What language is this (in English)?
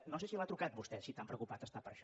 Catalan